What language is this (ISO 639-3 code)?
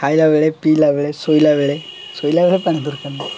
ori